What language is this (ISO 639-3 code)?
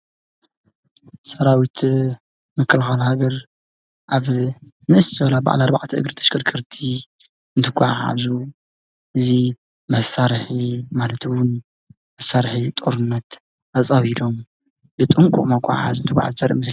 tir